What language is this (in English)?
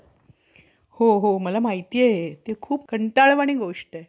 Marathi